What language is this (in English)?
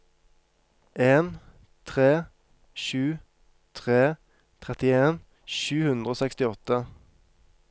Norwegian